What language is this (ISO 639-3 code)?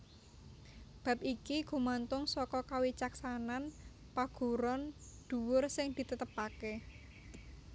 jav